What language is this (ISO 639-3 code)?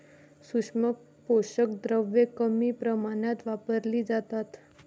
mar